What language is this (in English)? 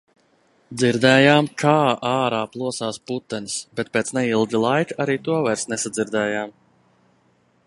Latvian